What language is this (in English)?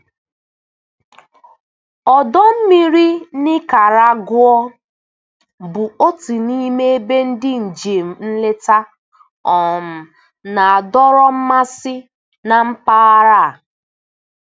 Igbo